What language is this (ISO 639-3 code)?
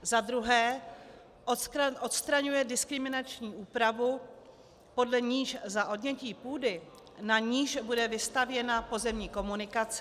ces